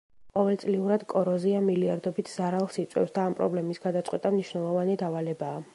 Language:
Georgian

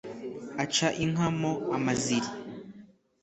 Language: Kinyarwanda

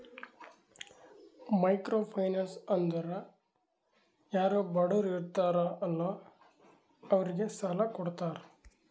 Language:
Kannada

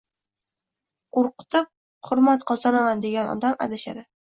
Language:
Uzbek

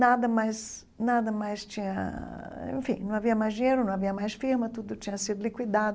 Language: Portuguese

